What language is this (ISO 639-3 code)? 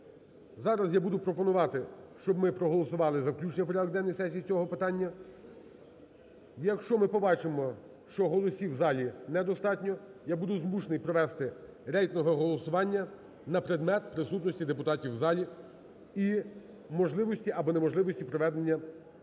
ukr